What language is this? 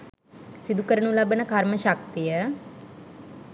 Sinhala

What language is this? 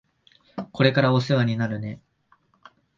Japanese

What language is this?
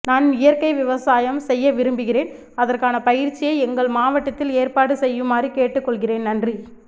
Tamil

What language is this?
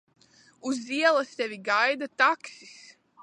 Latvian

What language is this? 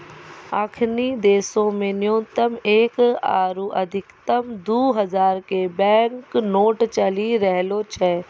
Maithili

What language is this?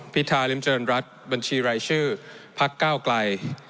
Thai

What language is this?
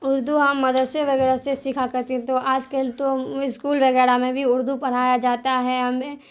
Urdu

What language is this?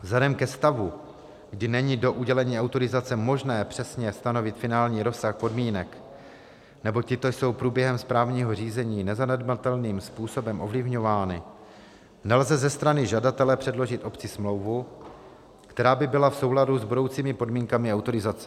Czech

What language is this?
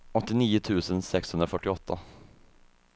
Swedish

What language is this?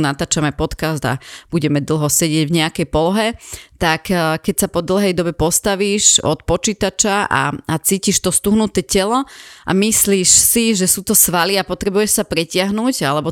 Slovak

